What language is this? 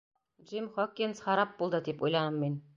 Bashkir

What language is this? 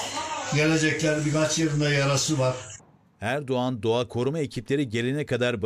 Turkish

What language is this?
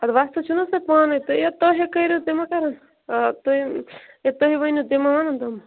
Kashmiri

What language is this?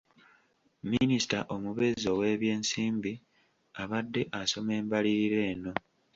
Ganda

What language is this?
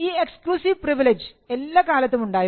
Malayalam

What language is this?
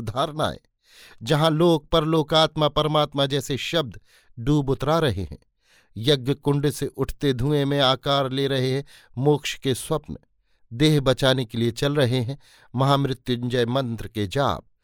Hindi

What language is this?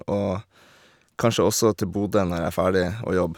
Norwegian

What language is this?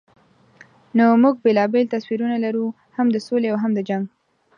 Pashto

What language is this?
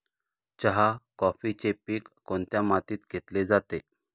Marathi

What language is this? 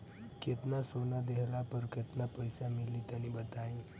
Bhojpuri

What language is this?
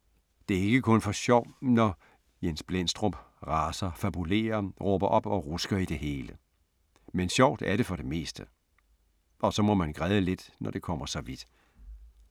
Danish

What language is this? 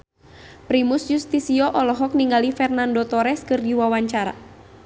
Sundanese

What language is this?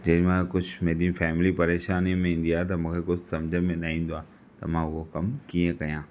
Sindhi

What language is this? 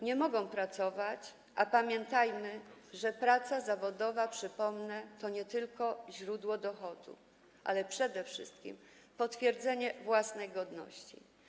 Polish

